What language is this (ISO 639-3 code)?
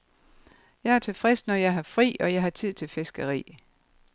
dan